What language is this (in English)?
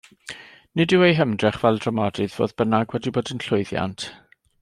Welsh